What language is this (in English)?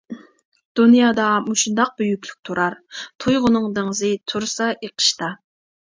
Uyghur